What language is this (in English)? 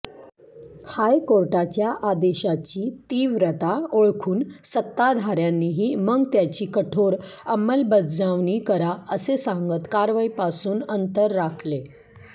Marathi